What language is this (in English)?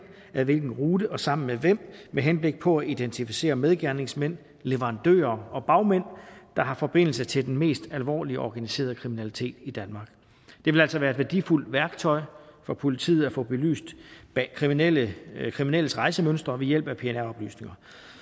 Danish